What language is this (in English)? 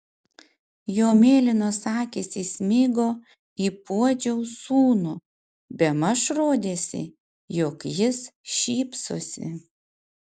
Lithuanian